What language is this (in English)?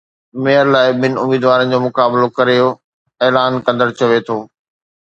Sindhi